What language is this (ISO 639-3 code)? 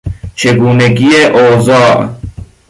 fas